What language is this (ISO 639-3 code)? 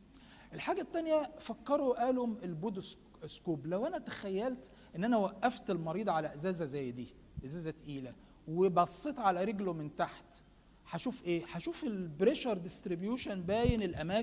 ara